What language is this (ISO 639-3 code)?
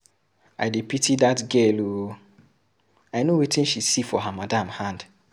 pcm